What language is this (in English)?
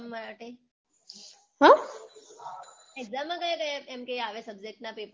Gujarati